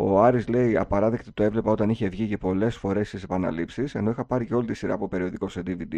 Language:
Greek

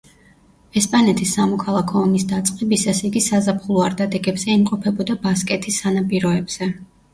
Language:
Georgian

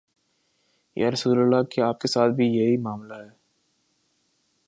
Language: Urdu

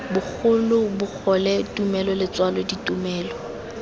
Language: Tswana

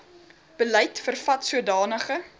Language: Afrikaans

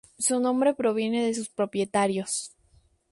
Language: Spanish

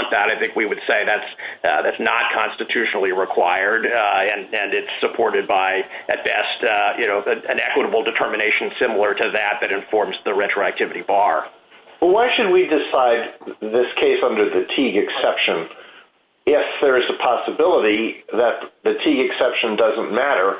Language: English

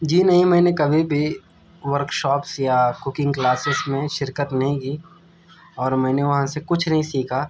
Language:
Urdu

